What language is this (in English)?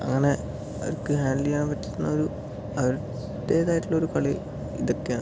Malayalam